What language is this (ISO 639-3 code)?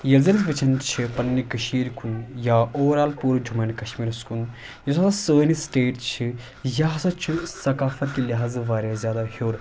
kas